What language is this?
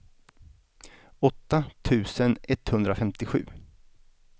Swedish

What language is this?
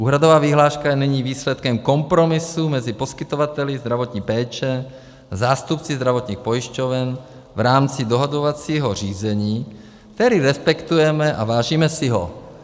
Czech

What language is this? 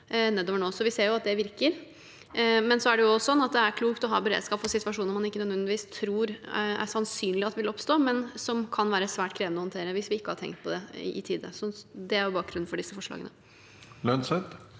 Norwegian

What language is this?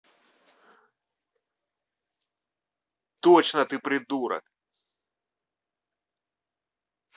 Russian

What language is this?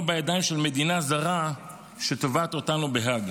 Hebrew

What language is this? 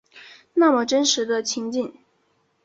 Chinese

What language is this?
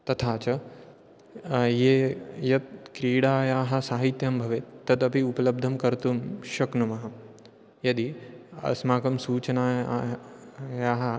Sanskrit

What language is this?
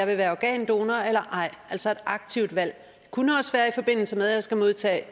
Danish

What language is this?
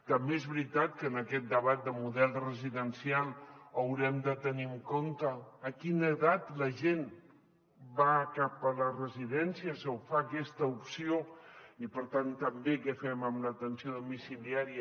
Catalan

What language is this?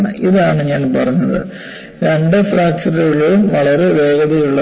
Malayalam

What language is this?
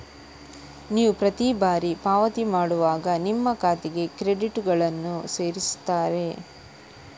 Kannada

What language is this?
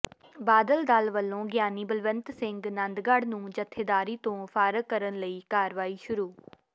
Punjabi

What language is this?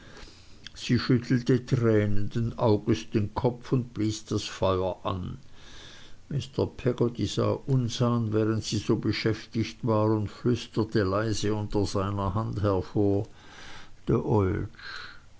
German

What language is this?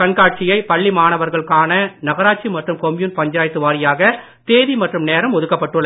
Tamil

